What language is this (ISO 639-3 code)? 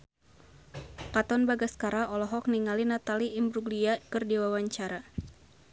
sun